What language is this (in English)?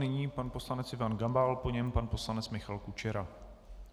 Czech